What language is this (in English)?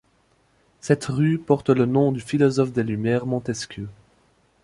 French